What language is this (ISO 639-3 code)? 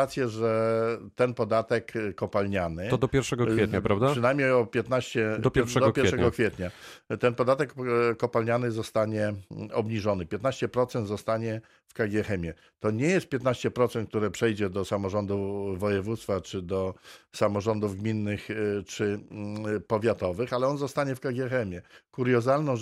pol